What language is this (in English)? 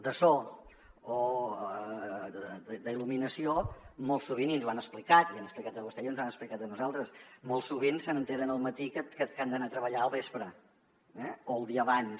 Catalan